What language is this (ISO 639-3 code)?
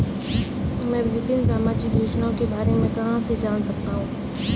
hin